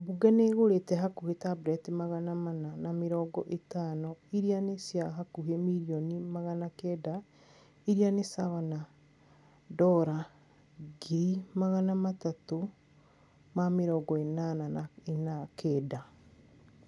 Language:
Kikuyu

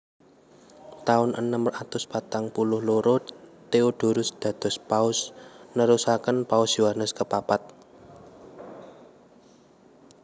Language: Javanese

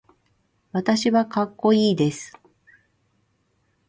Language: Japanese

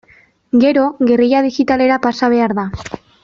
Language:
Basque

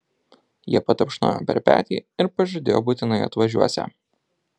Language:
Lithuanian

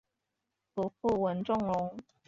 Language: Chinese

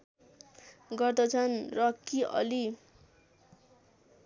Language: Nepali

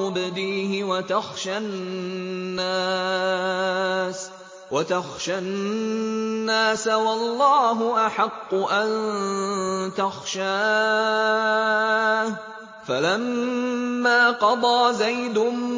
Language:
Arabic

